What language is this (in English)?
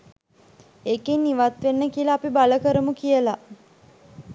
Sinhala